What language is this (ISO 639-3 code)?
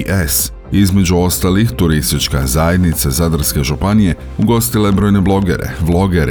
hrv